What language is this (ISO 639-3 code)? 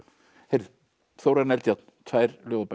isl